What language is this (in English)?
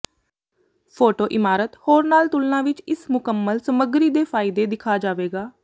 Punjabi